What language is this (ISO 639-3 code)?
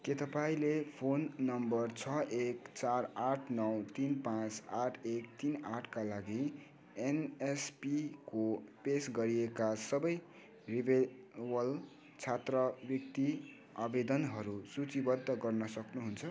nep